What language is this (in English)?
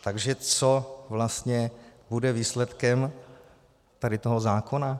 Czech